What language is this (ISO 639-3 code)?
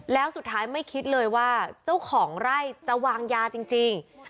tha